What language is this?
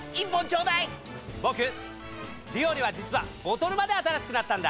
Japanese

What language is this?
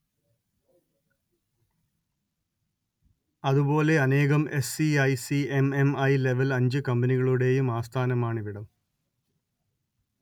Malayalam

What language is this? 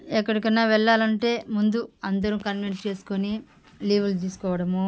Telugu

